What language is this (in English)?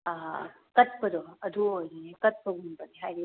Manipuri